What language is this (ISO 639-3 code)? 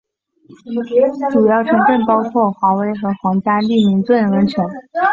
zho